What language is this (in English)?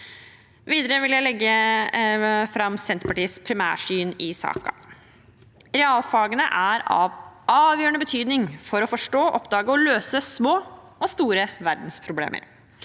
Norwegian